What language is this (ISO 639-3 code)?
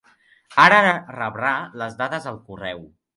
cat